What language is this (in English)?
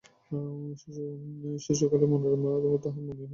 Bangla